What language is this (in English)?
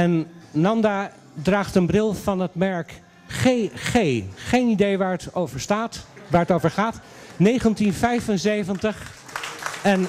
Dutch